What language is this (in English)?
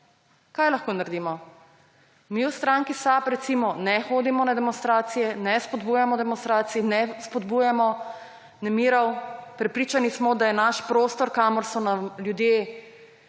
Slovenian